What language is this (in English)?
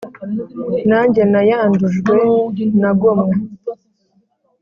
Kinyarwanda